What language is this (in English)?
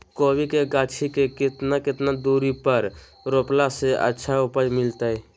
Magahi